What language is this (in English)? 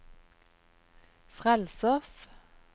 Norwegian